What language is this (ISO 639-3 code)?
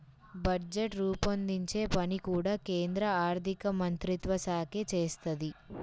tel